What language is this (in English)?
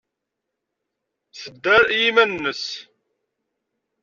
Kabyle